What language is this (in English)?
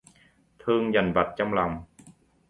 Vietnamese